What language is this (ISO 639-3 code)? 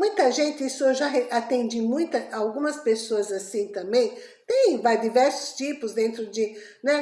por